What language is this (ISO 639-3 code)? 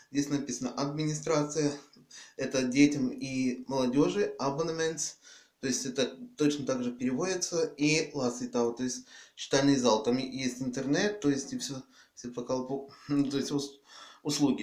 rus